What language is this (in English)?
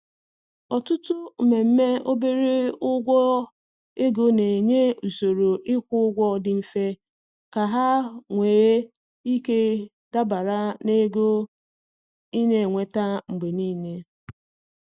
Igbo